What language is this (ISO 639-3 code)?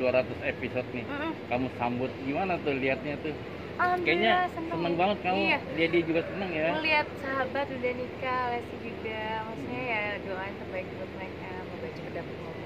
ind